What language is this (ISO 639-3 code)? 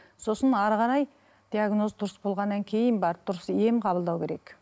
kaz